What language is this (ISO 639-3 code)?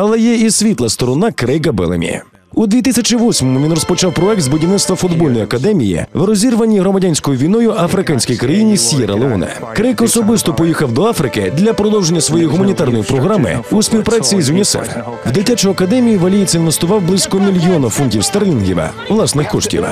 ukr